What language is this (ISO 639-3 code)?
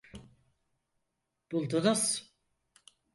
tur